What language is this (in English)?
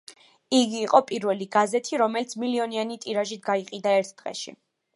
Georgian